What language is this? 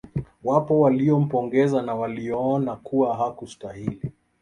Swahili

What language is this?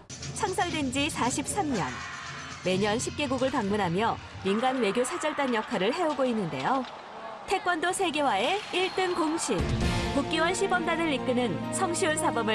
Korean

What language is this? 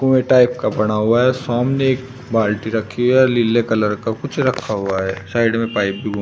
Hindi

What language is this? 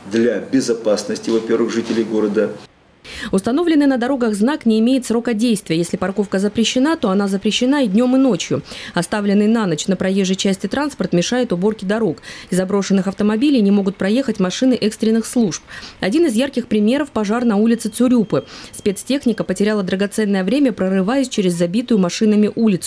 Russian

